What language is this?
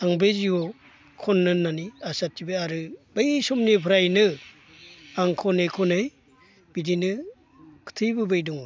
Bodo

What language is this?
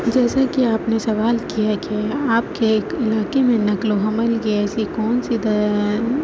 Urdu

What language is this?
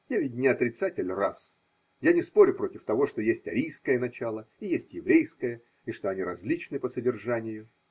Russian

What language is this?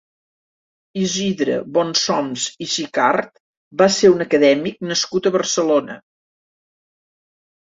Catalan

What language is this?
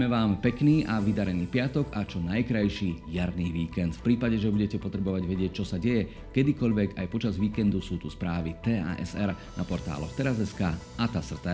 Slovak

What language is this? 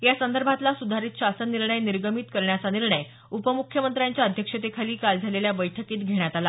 Marathi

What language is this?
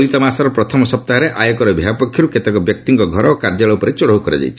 Odia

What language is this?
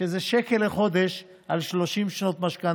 Hebrew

